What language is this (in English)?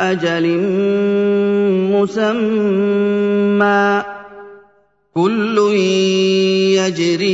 Arabic